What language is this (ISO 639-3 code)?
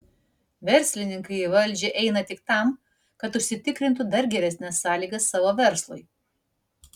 lit